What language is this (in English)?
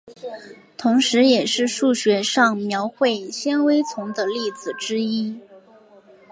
Chinese